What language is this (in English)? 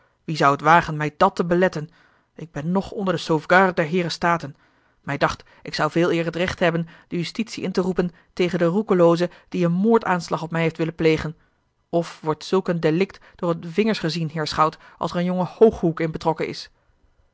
Dutch